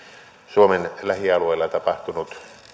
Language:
Finnish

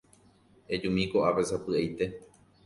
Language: Guarani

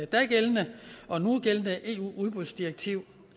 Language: Danish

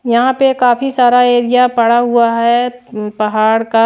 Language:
Hindi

